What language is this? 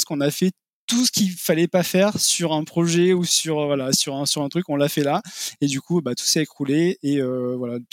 French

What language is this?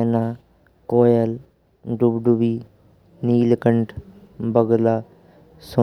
Braj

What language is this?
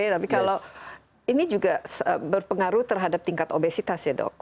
Indonesian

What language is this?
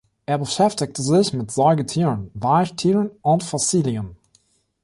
German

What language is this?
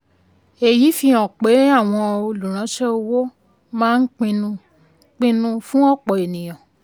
Yoruba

